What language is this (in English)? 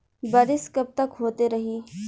Bhojpuri